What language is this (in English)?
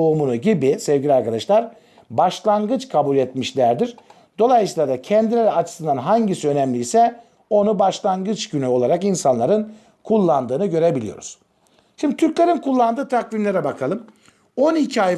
Turkish